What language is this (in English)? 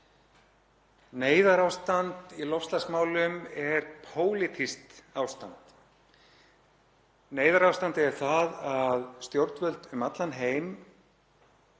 Icelandic